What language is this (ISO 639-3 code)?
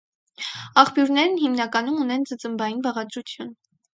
hye